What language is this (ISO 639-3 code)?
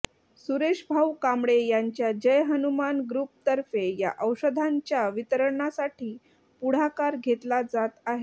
mar